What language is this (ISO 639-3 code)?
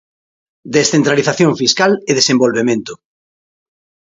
glg